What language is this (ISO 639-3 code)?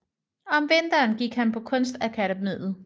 dan